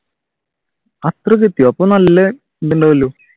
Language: Malayalam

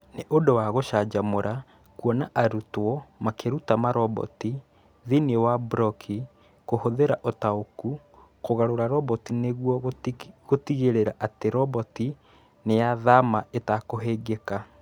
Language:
Kikuyu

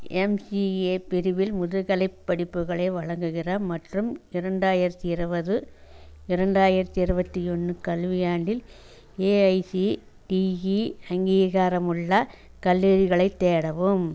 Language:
Tamil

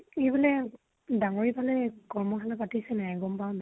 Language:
Assamese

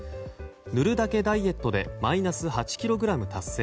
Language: Japanese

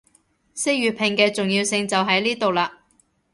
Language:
Cantonese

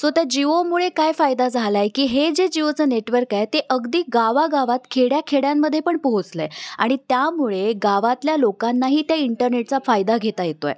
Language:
Marathi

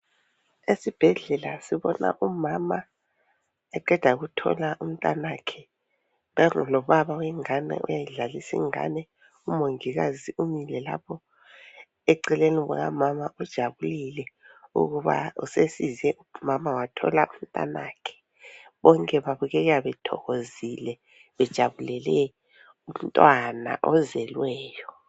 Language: North Ndebele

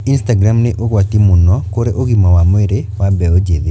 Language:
Kikuyu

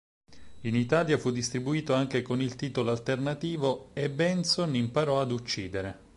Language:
Italian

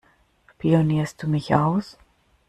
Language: German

